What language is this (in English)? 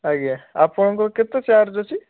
Odia